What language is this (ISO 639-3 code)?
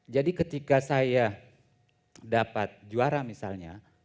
ind